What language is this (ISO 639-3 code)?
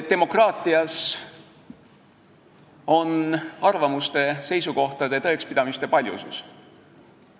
est